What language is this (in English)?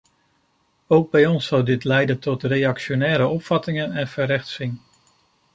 Dutch